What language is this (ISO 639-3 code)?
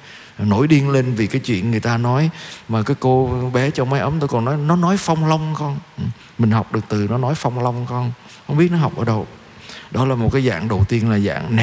vie